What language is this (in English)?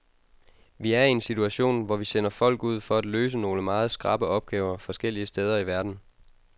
Danish